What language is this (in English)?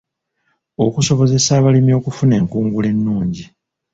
Ganda